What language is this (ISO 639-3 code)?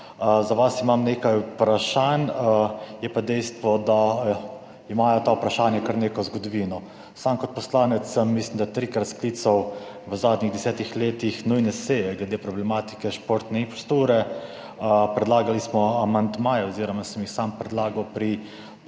slv